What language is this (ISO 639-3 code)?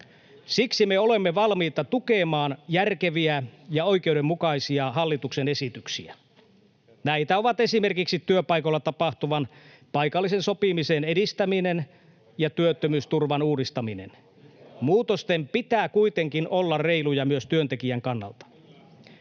fin